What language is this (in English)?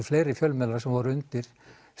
Icelandic